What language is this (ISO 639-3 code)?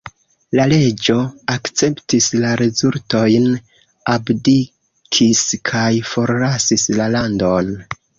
epo